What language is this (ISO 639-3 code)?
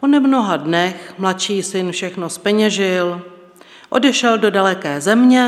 ces